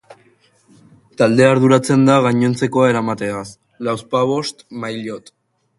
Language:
Basque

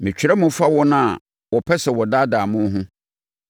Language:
Akan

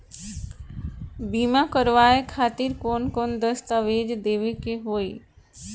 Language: Bhojpuri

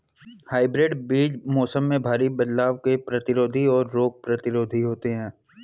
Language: Hindi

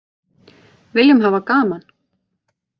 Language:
Icelandic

